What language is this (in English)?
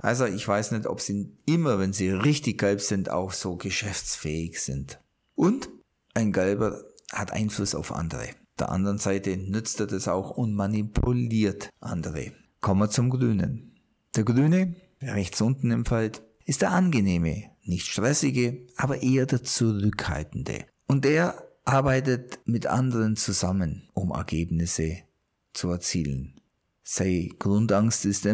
German